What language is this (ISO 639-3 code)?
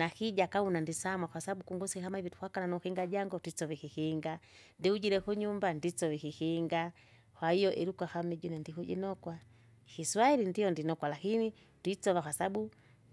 zga